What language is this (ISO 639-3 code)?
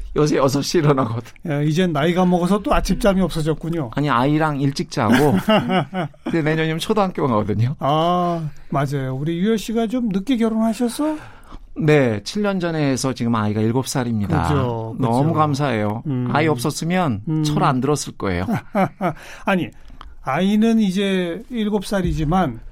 kor